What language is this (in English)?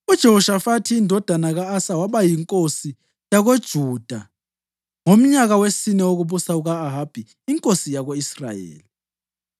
North Ndebele